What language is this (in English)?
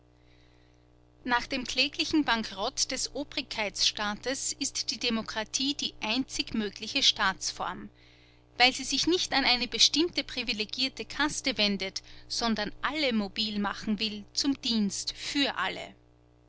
German